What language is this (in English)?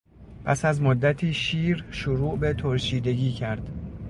Persian